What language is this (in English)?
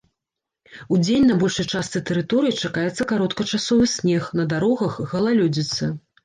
Belarusian